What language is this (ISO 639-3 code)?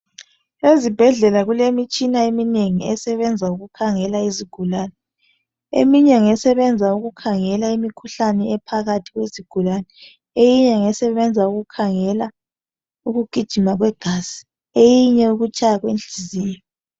nde